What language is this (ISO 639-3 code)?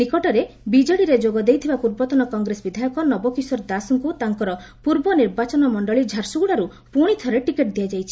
ori